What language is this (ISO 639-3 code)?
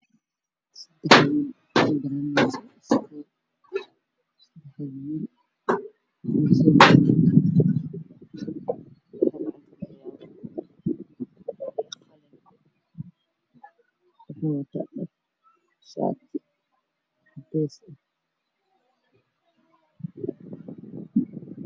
som